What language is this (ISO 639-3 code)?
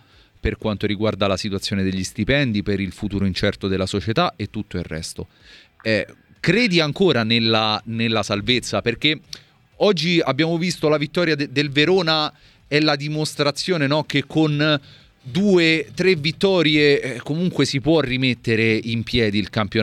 ita